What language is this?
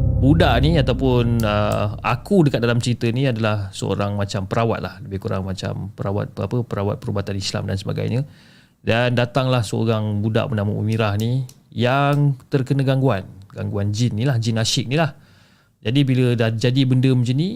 Malay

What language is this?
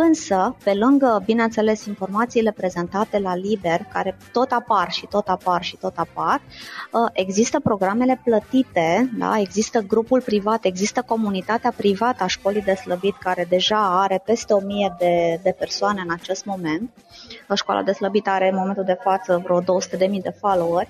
Romanian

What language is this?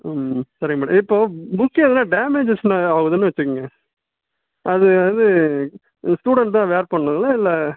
Tamil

